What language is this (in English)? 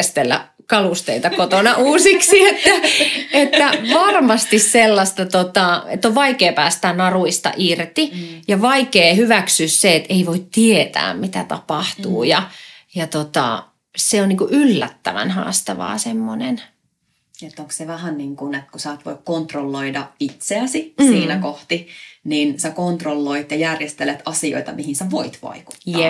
Finnish